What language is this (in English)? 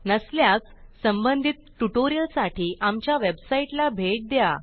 Marathi